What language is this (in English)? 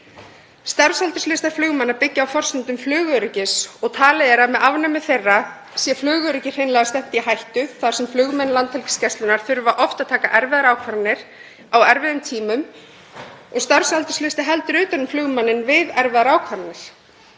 Icelandic